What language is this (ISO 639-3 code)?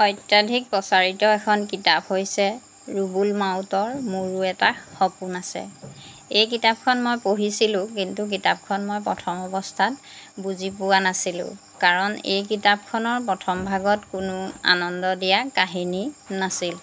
asm